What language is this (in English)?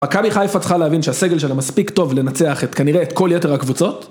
Hebrew